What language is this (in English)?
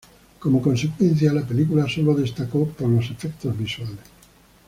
Spanish